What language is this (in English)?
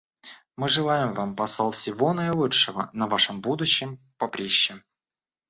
Russian